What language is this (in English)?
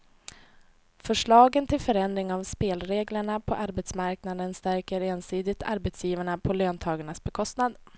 Swedish